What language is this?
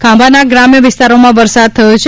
Gujarati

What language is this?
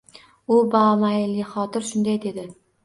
Uzbek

